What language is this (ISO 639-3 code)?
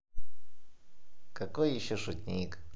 rus